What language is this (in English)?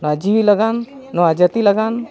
Santali